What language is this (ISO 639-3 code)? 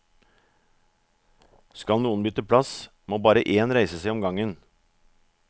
nor